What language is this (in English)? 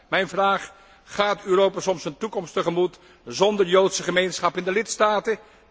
Dutch